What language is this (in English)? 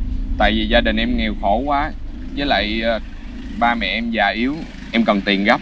Vietnamese